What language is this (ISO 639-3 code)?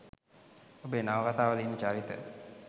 sin